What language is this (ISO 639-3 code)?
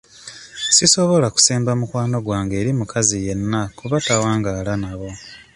lug